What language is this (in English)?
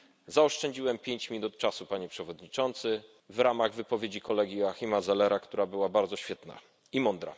Polish